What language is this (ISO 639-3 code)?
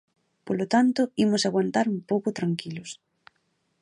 glg